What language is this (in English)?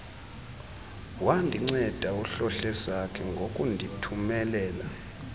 Xhosa